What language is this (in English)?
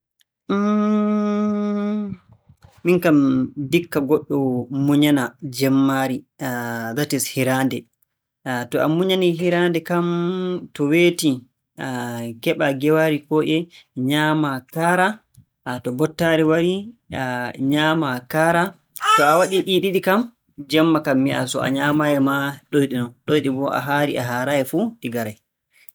Borgu Fulfulde